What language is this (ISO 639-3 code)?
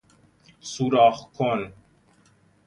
fas